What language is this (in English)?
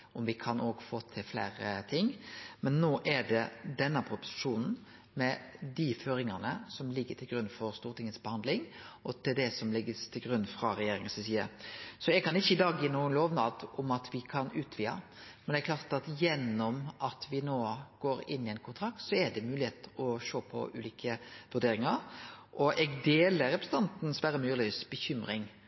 Norwegian Nynorsk